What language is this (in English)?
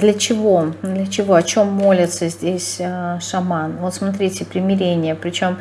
Russian